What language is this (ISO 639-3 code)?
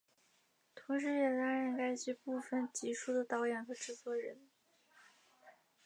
zho